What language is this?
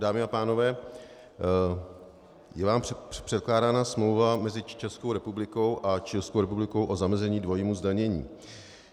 Czech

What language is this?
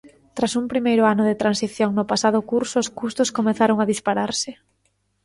Galician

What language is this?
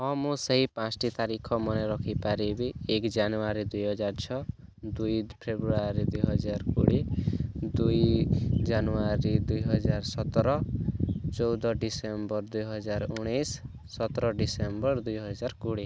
Odia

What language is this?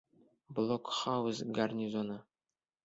Bashkir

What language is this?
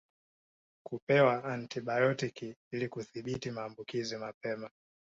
Swahili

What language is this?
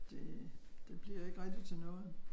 Danish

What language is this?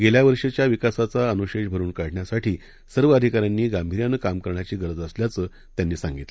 Marathi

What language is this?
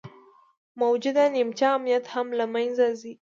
Pashto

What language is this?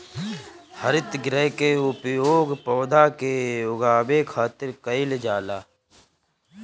Bhojpuri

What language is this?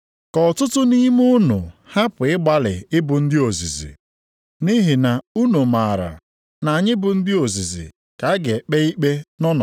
Igbo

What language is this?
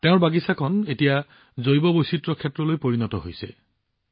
Assamese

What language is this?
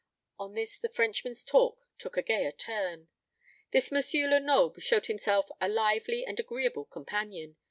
English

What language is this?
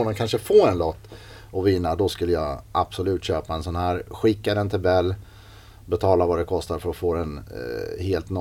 Swedish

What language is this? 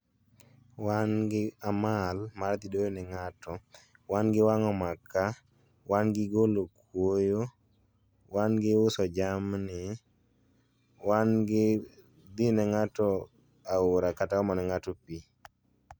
Luo (Kenya and Tanzania)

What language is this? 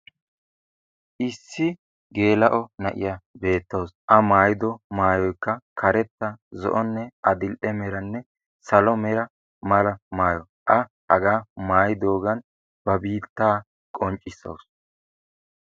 Wolaytta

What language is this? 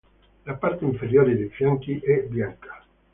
Italian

